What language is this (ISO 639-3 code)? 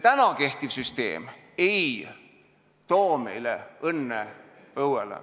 est